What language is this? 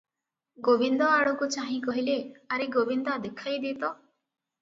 Odia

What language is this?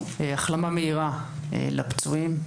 Hebrew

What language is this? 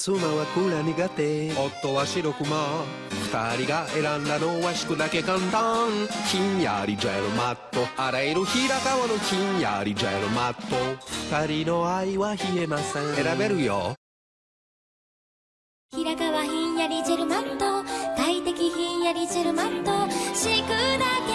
Japanese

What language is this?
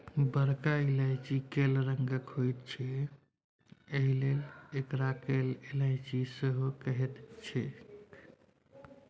Maithili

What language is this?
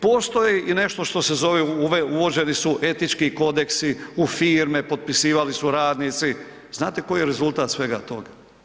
Croatian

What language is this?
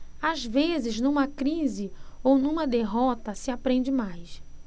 Portuguese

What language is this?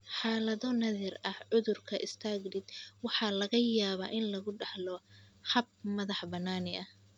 Somali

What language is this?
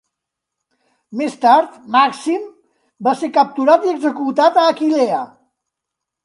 Catalan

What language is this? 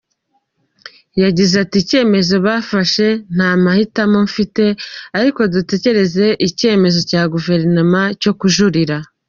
Kinyarwanda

